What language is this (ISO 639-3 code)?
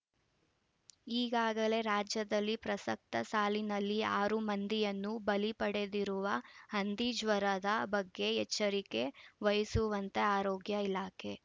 kan